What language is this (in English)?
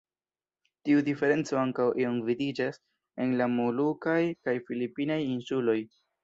Esperanto